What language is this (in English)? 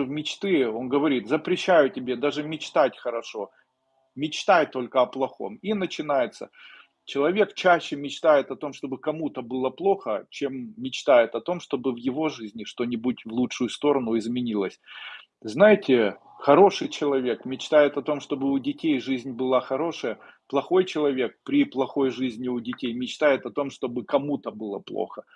Russian